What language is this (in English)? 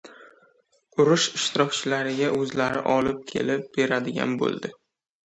Uzbek